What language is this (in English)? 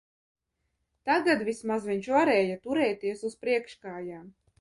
Latvian